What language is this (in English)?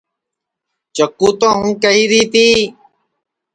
Sansi